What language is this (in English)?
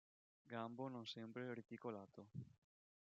Italian